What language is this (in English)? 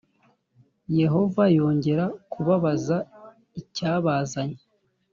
Kinyarwanda